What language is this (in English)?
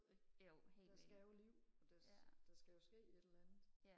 Danish